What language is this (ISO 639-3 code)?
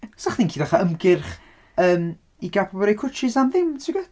cym